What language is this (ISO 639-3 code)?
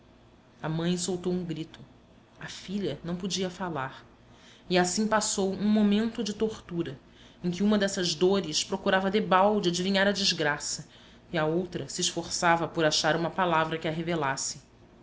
por